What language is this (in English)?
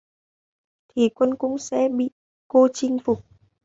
Vietnamese